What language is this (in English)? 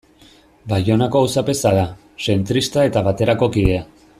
Basque